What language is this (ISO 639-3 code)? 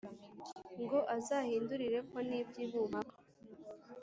kin